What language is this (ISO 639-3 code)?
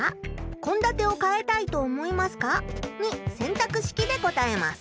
jpn